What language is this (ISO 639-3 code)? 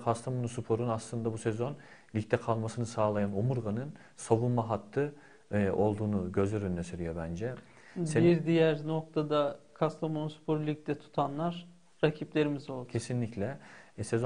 tur